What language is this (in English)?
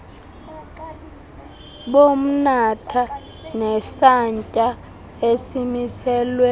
Xhosa